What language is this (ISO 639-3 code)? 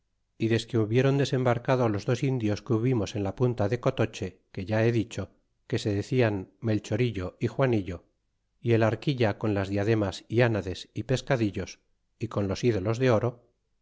spa